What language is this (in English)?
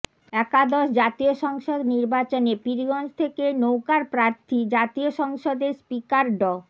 Bangla